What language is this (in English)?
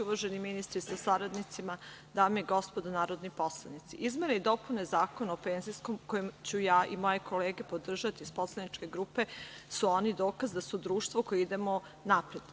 Serbian